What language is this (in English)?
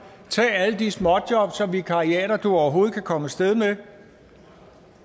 Danish